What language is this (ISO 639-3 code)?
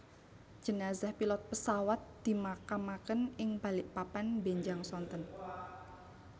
jav